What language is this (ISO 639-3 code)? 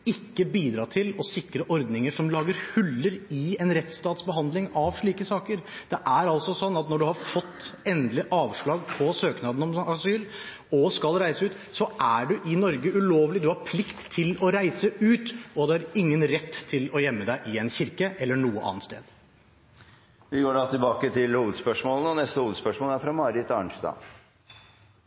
nor